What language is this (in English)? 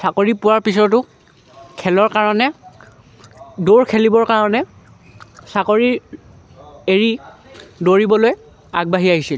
Assamese